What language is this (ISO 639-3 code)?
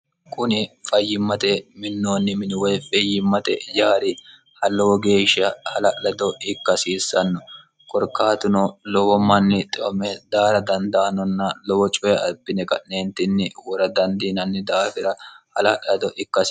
sid